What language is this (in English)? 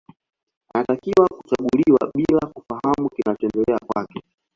Swahili